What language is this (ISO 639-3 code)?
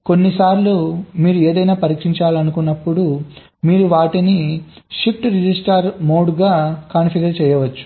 tel